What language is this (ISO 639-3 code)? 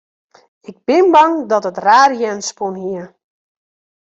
fry